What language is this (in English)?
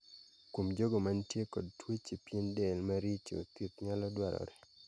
Luo (Kenya and Tanzania)